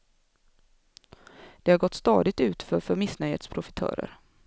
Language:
Swedish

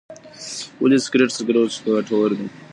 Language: Pashto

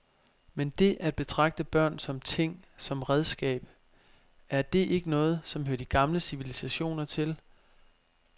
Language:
Danish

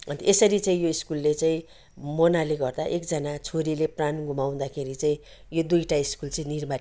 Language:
Nepali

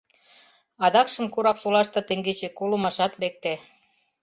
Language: Mari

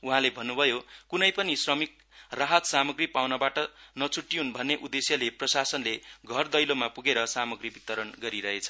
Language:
Nepali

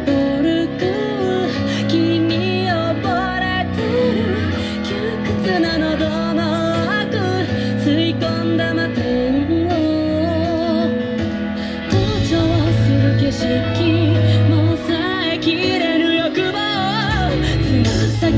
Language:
Japanese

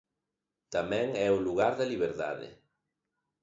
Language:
Galician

